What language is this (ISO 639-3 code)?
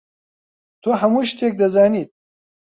ckb